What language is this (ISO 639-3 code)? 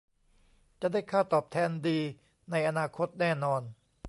tha